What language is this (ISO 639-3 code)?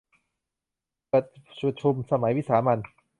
tha